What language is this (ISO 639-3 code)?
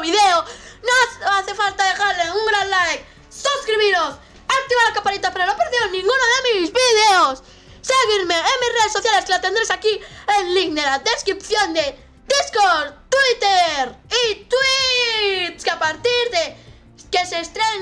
spa